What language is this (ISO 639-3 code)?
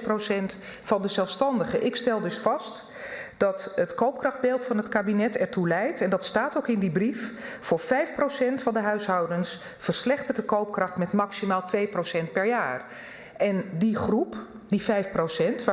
nld